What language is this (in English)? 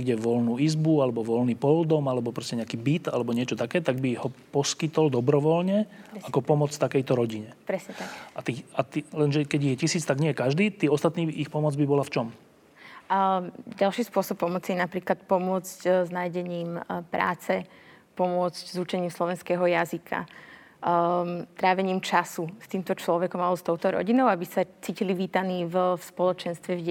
Slovak